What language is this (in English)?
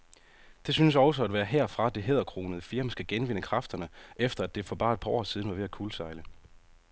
Danish